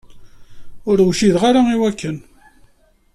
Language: Kabyle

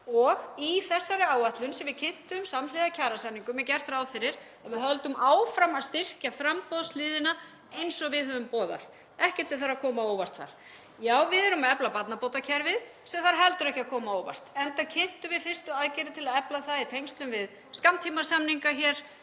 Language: Icelandic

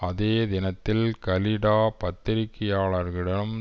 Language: Tamil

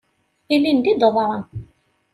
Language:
Kabyle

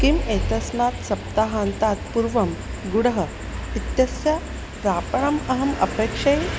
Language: Sanskrit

